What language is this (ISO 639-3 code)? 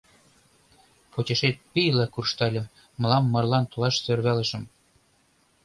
chm